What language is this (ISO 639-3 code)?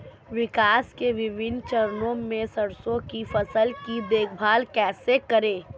hin